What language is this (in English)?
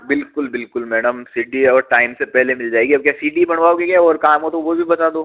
Hindi